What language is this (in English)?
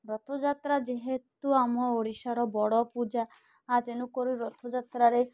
Odia